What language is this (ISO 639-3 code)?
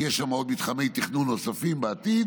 heb